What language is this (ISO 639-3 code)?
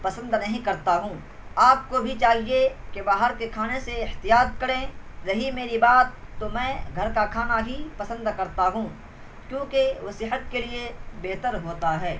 urd